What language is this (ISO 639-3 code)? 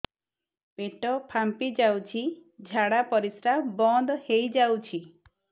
ori